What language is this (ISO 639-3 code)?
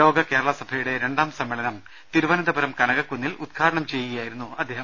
mal